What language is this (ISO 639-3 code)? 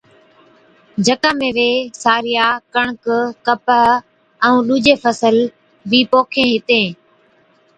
odk